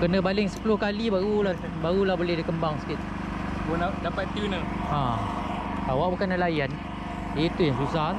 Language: Malay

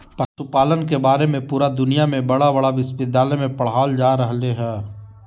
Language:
Magahi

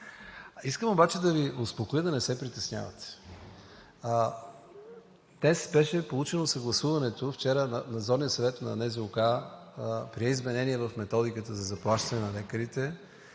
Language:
Bulgarian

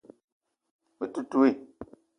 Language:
Eton (Cameroon)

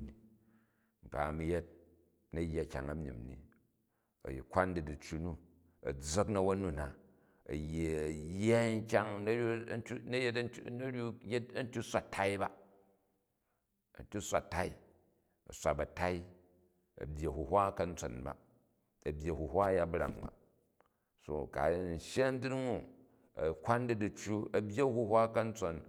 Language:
Jju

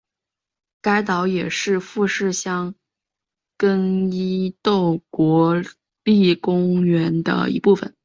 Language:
Chinese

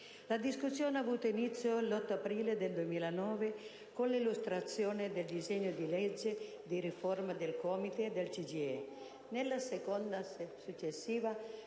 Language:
Italian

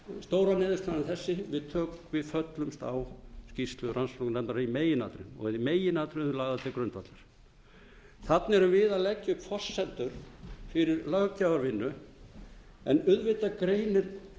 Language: Icelandic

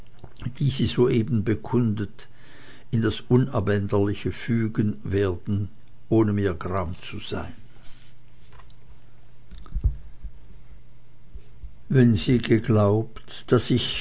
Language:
German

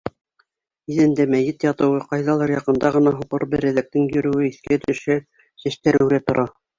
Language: Bashkir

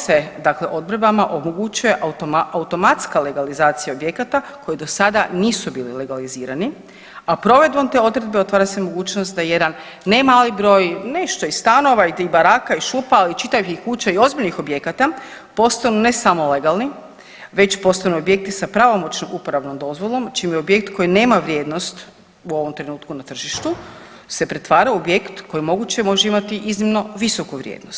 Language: Croatian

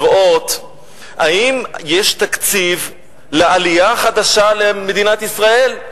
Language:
Hebrew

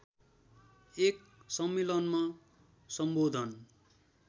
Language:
Nepali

